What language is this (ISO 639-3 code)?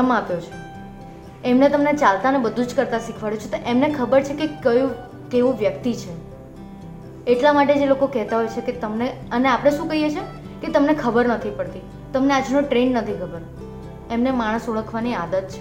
guj